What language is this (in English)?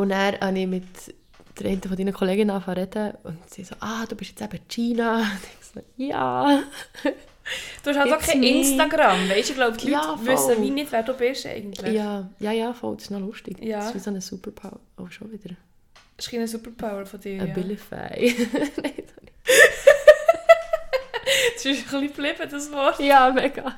German